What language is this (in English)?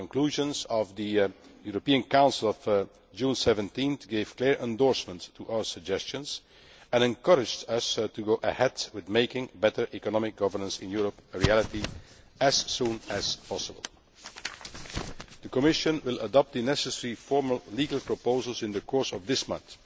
English